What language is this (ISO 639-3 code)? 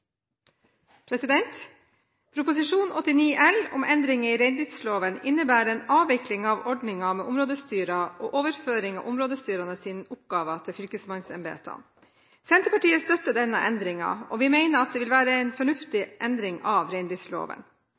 nor